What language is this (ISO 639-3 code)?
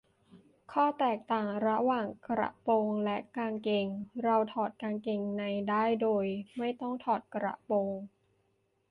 tha